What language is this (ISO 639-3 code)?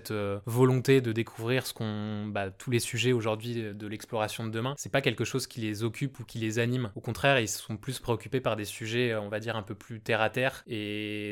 fra